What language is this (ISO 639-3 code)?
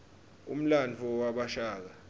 ssw